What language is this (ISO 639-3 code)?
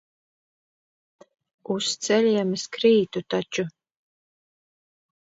lav